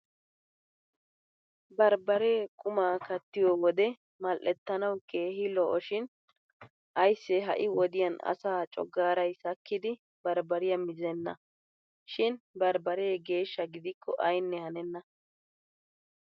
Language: Wolaytta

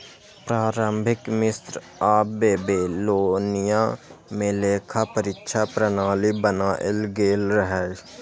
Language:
Maithili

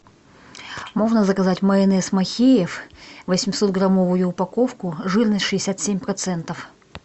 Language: Russian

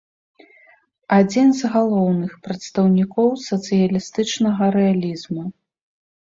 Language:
Belarusian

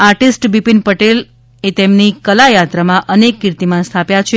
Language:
Gujarati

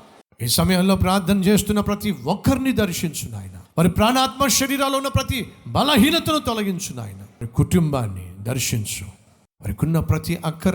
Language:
Telugu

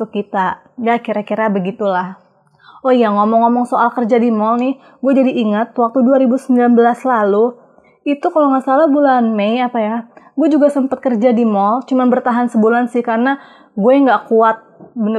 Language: Indonesian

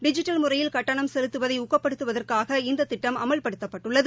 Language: Tamil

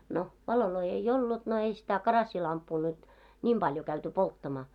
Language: Finnish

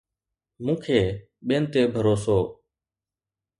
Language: Sindhi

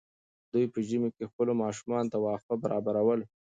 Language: Pashto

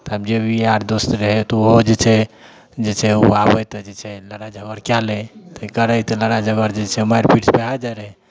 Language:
Maithili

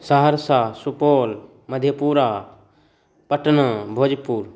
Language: Maithili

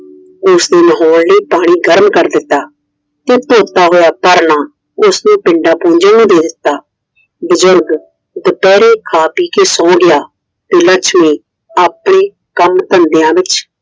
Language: Punjabi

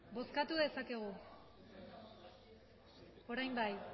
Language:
Basque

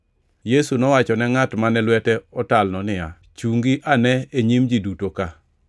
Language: Luo (Kenya and Tanzania)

